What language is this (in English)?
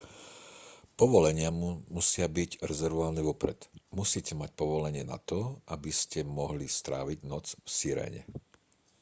Slovak